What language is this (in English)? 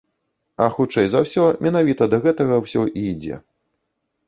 Belarusian